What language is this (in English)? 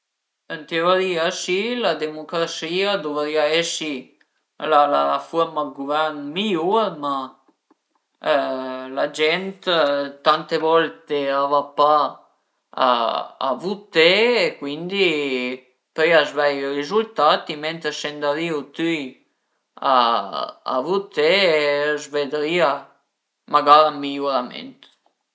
Piedmontese